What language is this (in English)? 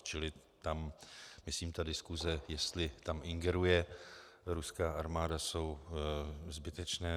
Czech